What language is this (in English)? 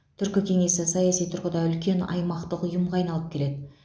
Kazakh